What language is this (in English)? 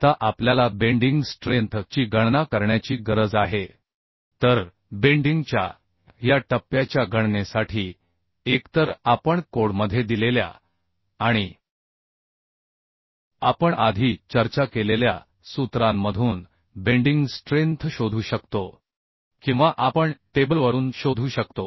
Marathi